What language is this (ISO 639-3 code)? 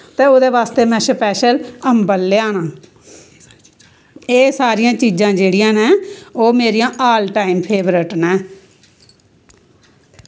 doi